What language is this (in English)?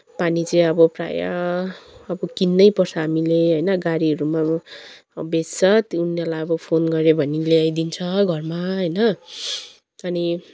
Nepali